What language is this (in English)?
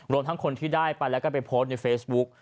Thai